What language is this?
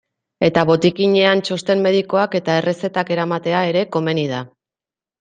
Basque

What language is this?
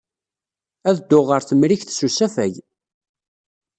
Kabyle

